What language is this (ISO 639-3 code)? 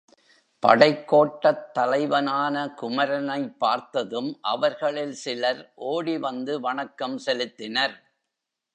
tam